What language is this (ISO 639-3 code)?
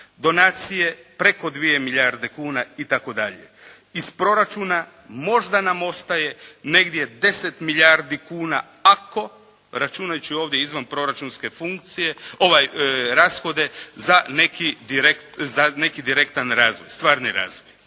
hrv